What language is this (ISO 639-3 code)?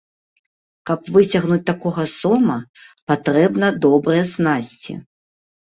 bel